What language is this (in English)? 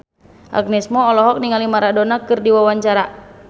Sundanese